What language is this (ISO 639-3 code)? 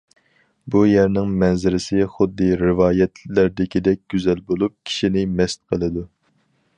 uig